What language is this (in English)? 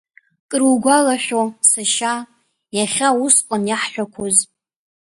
Abkhazian